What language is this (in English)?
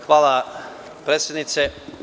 Serbian